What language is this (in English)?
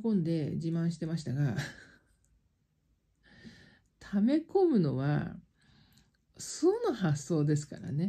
Japanese